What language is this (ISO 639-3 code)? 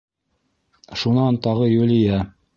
bak